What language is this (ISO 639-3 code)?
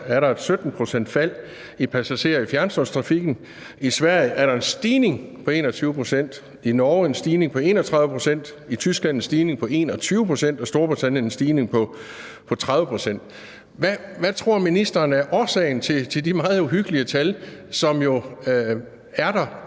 dan